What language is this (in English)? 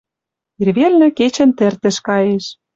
Western Mari